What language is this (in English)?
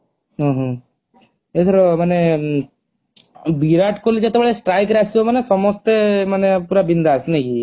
Odia